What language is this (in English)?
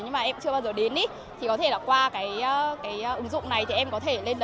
Vietnamese